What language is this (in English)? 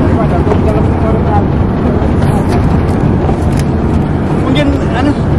Indonesian